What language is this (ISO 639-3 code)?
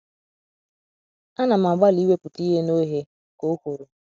ibo